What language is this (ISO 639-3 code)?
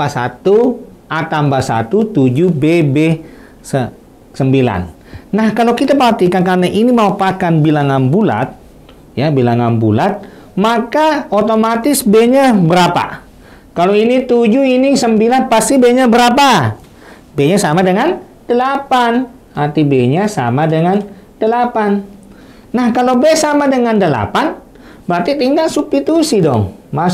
ind